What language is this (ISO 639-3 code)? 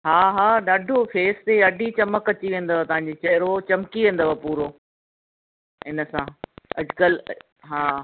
snd